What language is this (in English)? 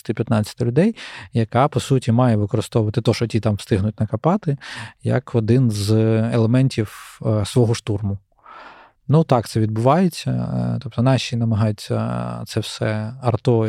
Ukrainian